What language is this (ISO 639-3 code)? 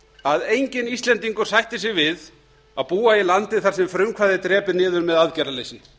isl